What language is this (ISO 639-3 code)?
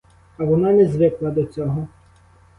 ukr